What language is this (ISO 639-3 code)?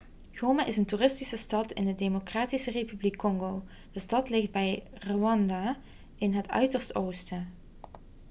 nld